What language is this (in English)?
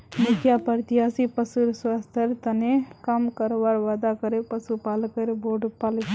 Magahi